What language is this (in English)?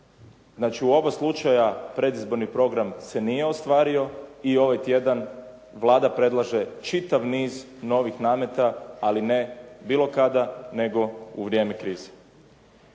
Croatian